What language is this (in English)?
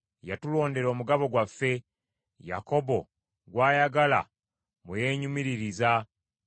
Ganda